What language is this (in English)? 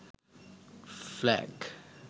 Sinhala